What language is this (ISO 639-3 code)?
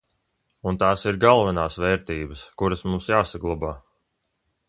lav